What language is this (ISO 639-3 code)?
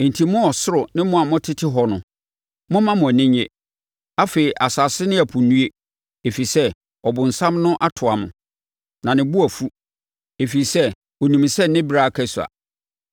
aka